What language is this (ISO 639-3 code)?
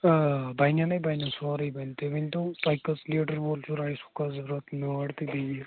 kas